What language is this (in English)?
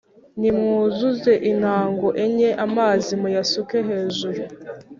Kinyarwanda